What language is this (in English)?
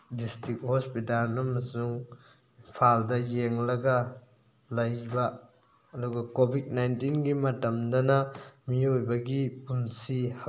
Manipuri